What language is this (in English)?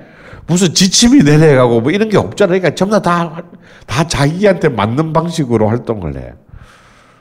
Korean